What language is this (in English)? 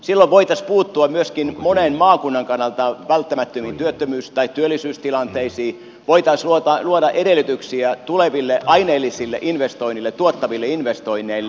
Finnish